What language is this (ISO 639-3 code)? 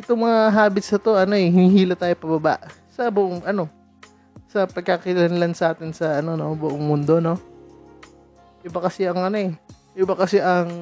fil